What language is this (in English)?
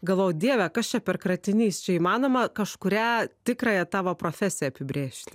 Lithuanian